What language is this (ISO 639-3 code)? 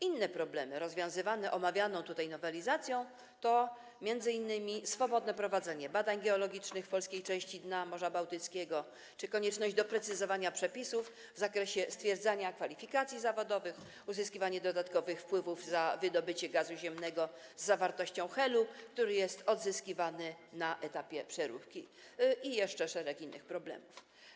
pol